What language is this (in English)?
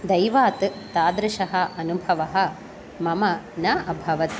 Sanskrit